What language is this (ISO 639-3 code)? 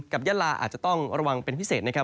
tha